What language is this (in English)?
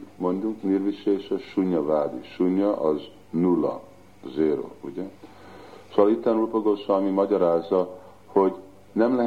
Hungarian